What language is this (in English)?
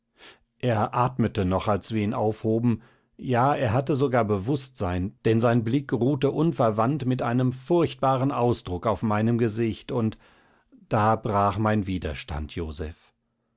German